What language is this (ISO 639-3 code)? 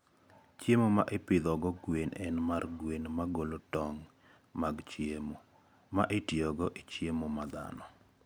luo